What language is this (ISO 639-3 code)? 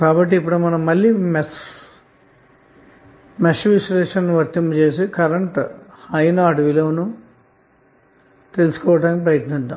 tel